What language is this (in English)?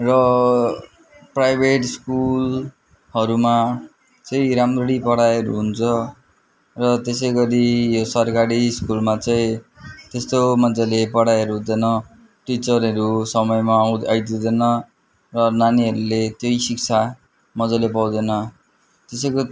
Nepali